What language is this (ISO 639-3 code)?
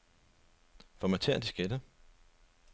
dan